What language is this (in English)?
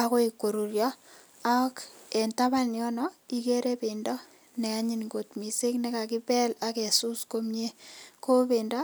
Kalenjin